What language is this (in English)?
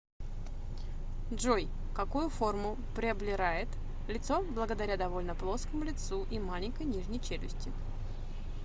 Russian